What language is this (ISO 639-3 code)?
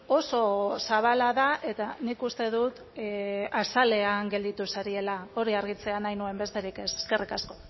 eus